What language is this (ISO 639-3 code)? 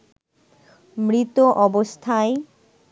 ben